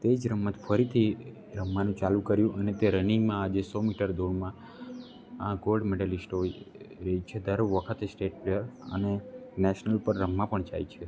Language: Gujarati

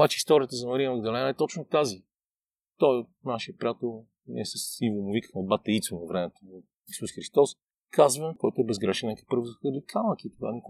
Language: Bulgarian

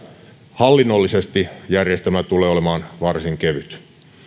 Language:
Finnish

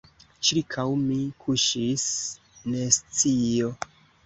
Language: Esperanto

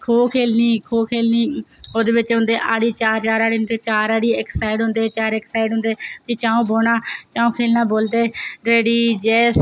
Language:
Dogri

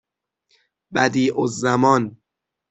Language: Persian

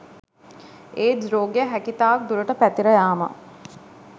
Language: Sinhala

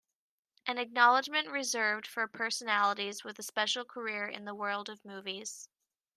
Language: English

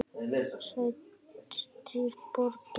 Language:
Icelandic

